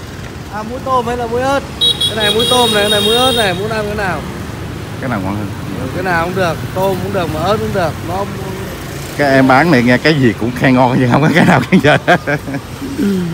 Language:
Vietnamese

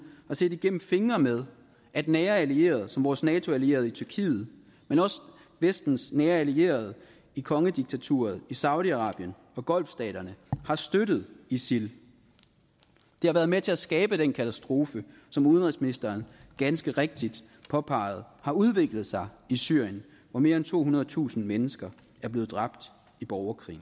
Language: Danish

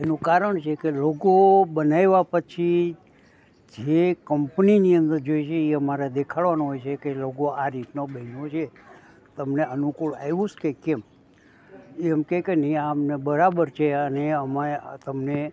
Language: Gujarati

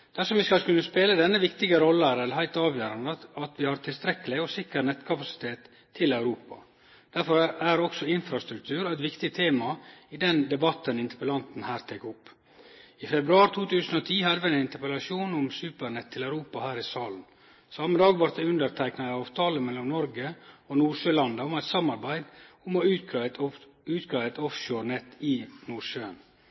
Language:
Norwegian Nynorsk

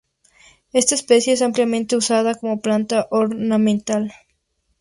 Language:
Spanish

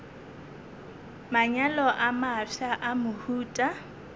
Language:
Northern Sotho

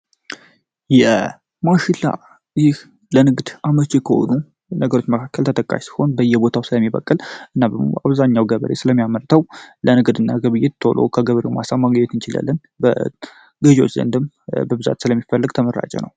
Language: Amharic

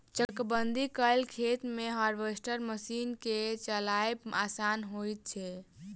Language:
Maithili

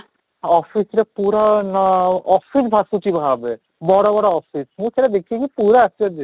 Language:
Odia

